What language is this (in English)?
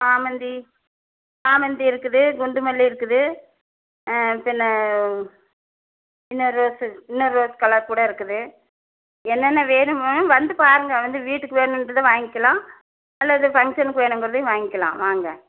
Tamil